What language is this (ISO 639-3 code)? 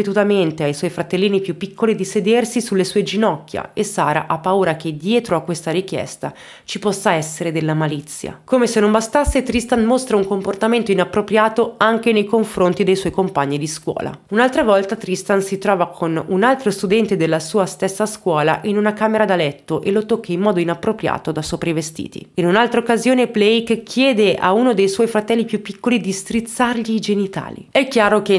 ita